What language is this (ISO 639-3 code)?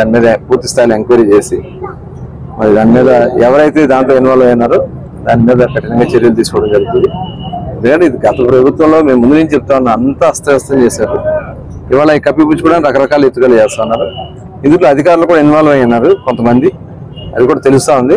tel